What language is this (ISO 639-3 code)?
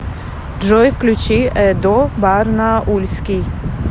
rus